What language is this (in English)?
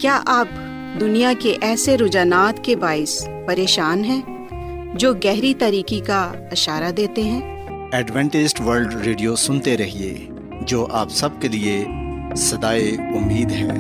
Urdu